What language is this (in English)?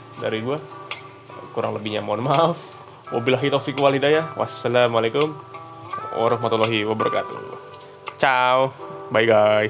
Indonesian